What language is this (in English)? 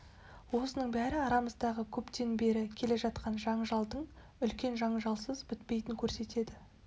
Kazakh